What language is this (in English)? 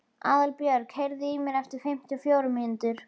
Icelandic